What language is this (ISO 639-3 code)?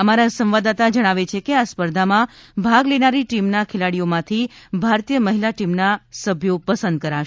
guj